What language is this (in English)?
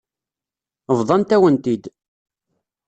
Kabyle